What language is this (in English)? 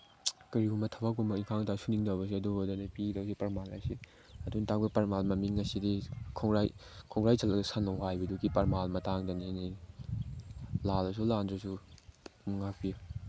Manipuri